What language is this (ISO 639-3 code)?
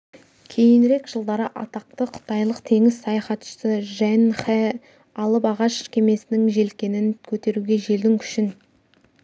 kaz